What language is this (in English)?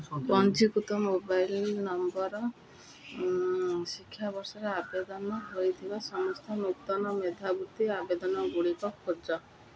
Odia